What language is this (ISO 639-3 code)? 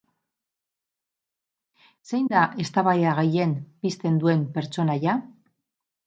eus